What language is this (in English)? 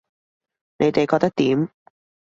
Cantonese